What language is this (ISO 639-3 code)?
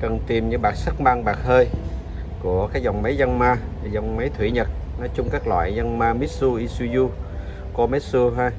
vie